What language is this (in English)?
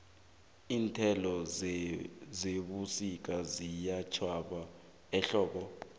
South Ndebele